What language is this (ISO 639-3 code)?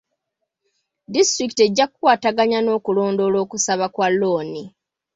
lug